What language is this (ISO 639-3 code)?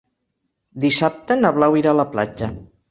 cat